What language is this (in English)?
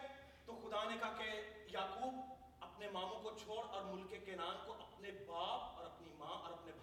Urdu